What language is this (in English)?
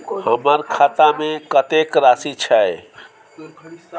Maithili